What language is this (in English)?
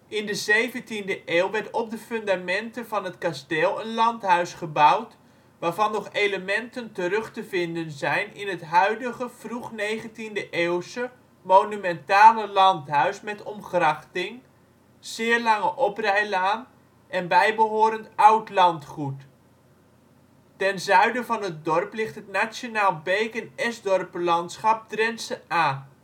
Dutch